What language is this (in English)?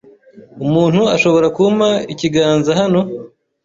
Kinyarwanda